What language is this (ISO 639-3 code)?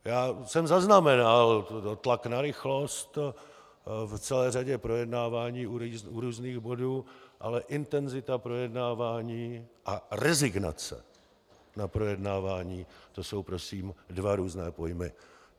ces